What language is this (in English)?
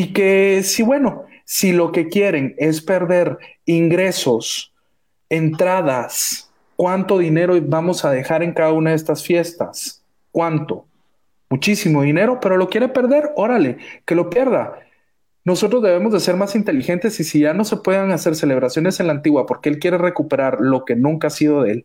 Spanish